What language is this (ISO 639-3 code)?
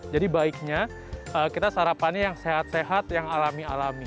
ind